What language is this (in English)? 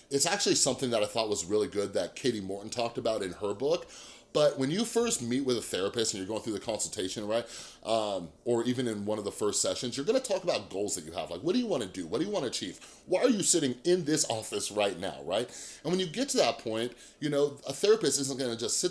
English